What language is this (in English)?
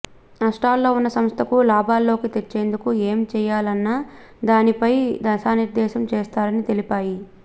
Telugu